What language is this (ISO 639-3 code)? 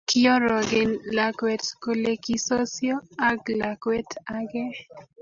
kln